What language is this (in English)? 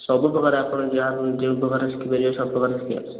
Odia